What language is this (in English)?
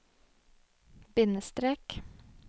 Norwegian